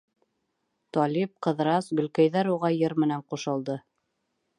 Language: Bashkir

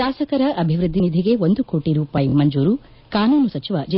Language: Kannada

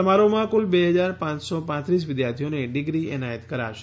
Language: Gujarati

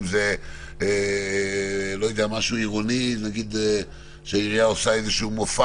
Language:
Hebrew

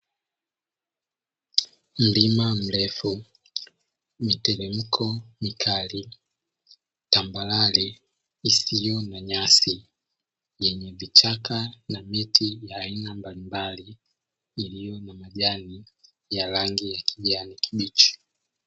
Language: Swahili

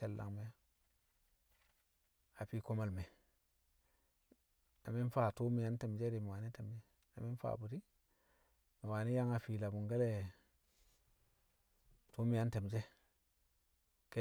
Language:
Kamo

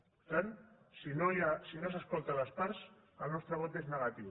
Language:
Catalan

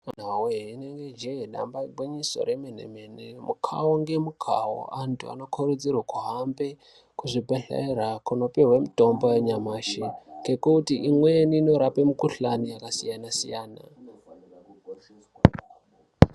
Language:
Ndau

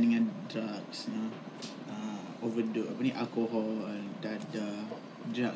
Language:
Malay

